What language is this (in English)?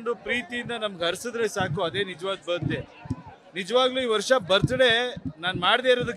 Kannada